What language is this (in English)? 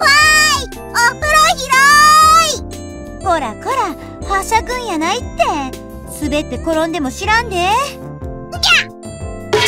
Japanese